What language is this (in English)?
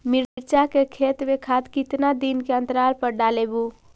Magahi